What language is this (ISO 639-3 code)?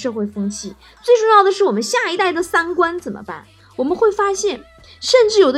zho